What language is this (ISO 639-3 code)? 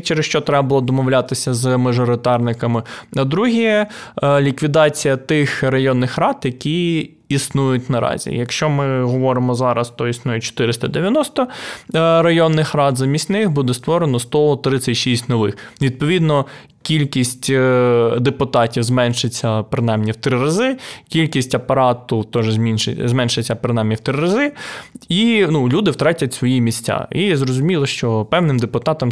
ukr